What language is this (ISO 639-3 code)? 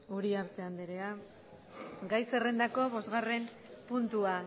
eus